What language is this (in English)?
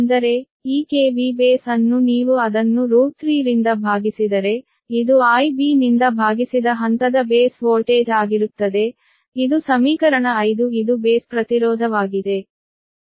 Kannada